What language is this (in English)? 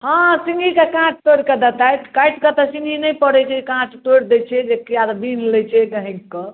Maithili